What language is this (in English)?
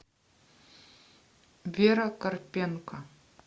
Russian